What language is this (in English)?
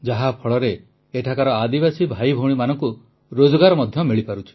Odia